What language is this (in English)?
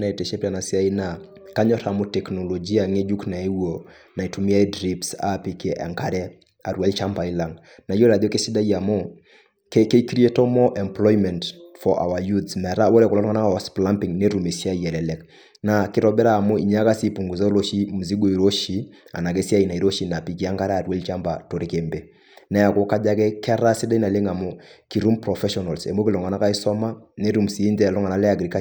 Masai